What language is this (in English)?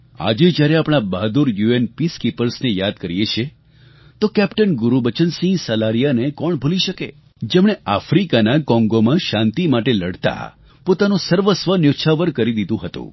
Gujarati